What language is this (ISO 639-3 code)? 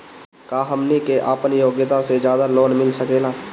bho